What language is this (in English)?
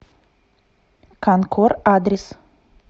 Russian